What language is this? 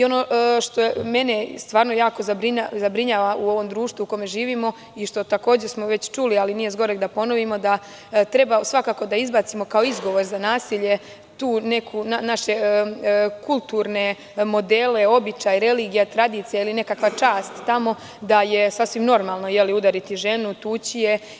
Serbian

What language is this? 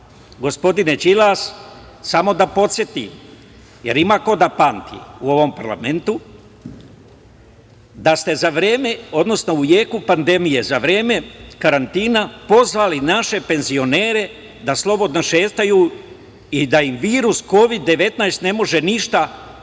Serbian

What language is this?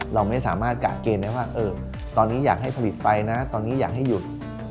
Thai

